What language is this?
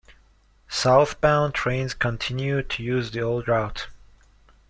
English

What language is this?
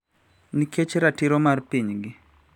Luo (Kenya and Tanzania)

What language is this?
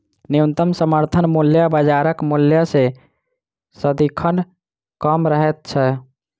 Maithili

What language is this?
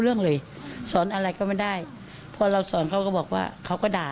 Thai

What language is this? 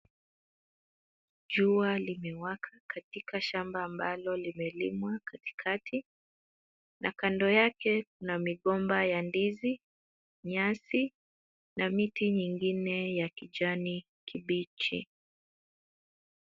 Swahili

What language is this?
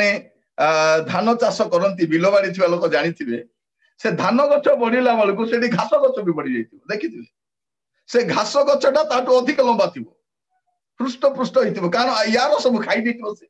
Indonesian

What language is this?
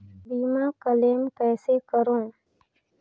Chhattisgarhi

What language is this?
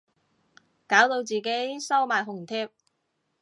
Cantonese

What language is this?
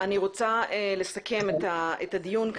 Hebrew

